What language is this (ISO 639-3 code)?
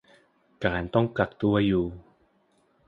tha